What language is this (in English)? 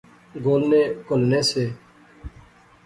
Pahari-Potwari